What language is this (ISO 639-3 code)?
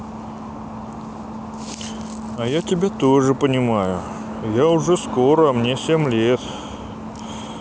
rus